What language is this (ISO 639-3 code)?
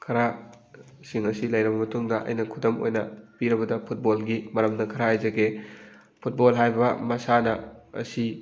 mni